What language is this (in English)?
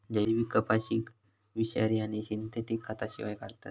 Marathi